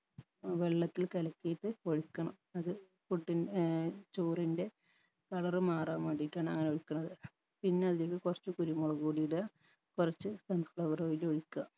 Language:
Malayalam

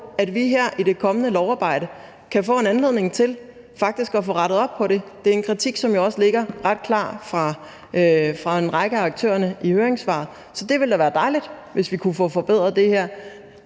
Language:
Danish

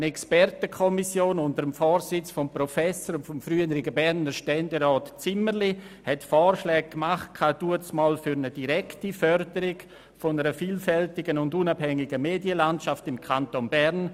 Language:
Swiss German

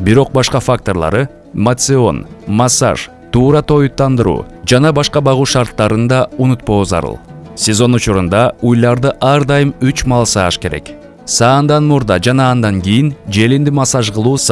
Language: Turkish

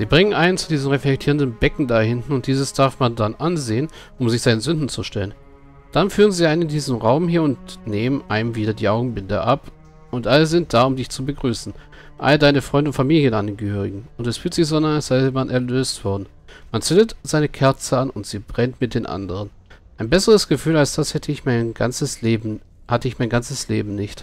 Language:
German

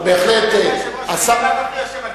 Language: Hebrew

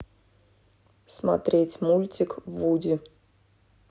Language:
Russian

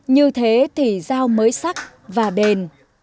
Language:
Vietnamese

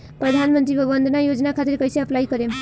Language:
Bhojpuri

